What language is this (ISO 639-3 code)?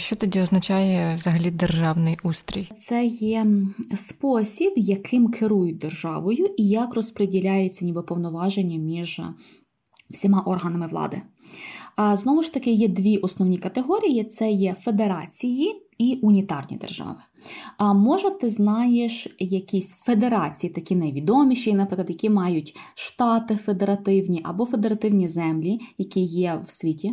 ukr